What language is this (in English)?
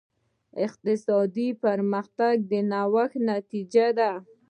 Pashto